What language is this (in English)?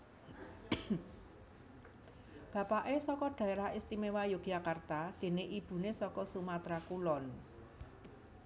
Javanese